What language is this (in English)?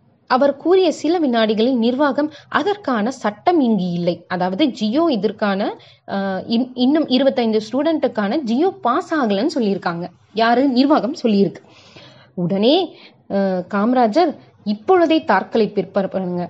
Tamil